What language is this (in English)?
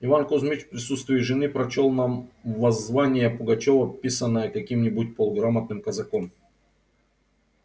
Russian